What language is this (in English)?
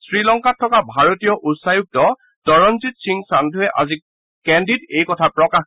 Assamese